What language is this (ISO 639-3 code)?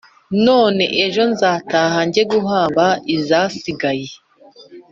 kin